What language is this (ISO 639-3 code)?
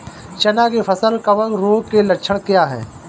hin